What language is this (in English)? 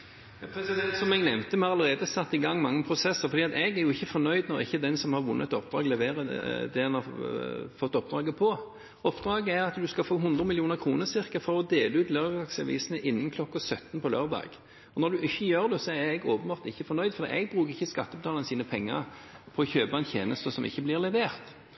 Norwegian